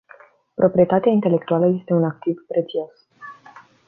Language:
Romanian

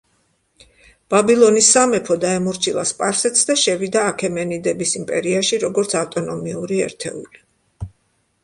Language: Georgian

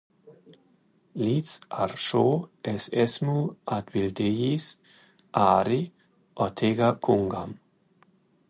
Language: Latvian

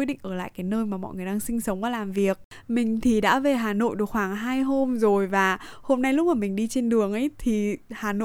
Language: Vietnamese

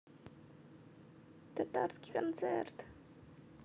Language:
Russian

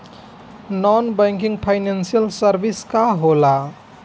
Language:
Bhojpuri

